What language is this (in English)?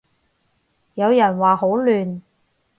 Cantonese